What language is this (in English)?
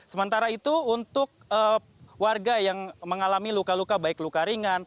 Indonesian